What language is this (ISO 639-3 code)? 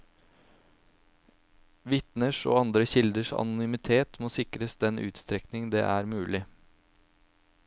nor